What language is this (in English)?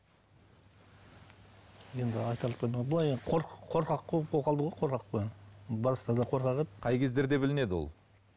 Kazakh